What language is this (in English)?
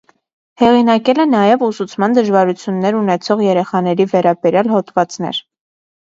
Armenian